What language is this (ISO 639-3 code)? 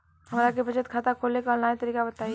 bho